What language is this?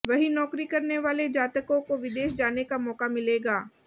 Hindi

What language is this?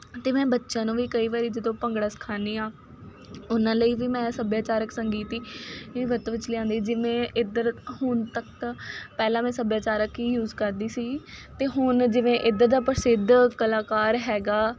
Punjabi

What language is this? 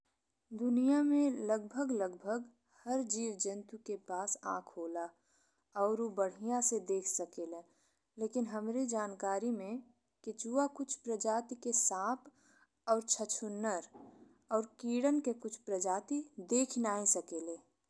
Bhojpuri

